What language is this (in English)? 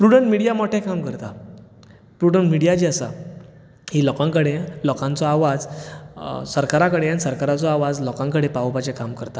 Konkani